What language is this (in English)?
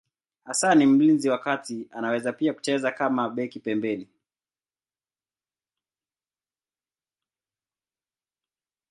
Swahili